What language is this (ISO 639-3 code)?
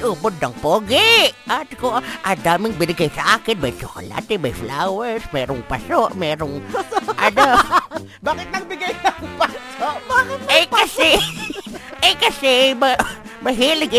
fil